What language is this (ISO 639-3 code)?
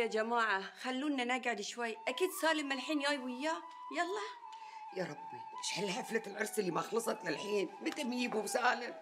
ara